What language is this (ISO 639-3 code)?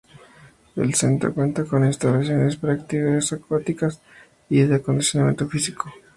spa